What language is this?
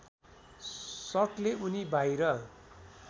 Nepali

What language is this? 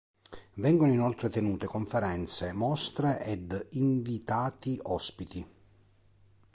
Italian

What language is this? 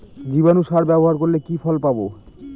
Bangla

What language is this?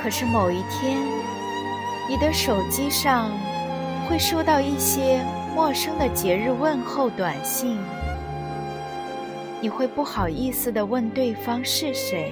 Chinese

